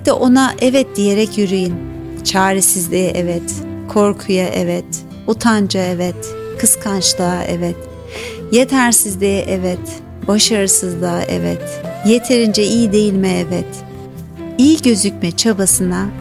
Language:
Turkish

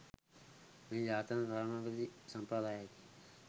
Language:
Sinhala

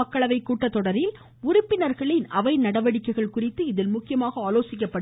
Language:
Tamil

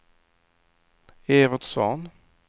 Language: Swedish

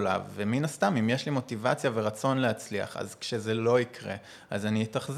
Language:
Hebrew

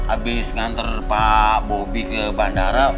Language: Indonesian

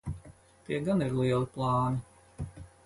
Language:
Latvian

